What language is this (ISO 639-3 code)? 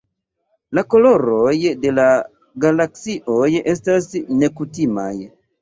epo